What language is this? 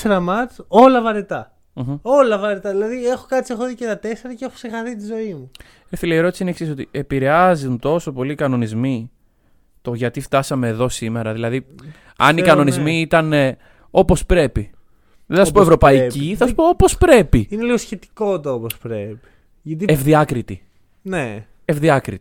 Greek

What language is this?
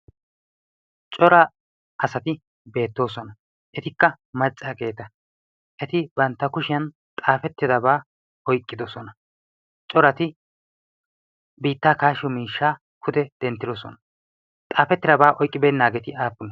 Wolaytta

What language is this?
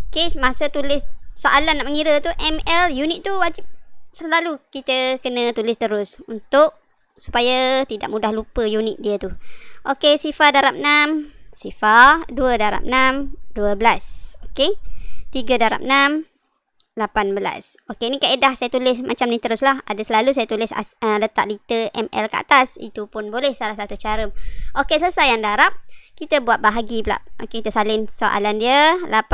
Malay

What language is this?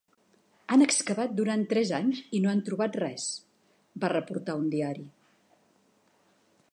Catalan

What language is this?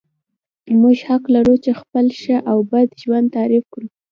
Pashto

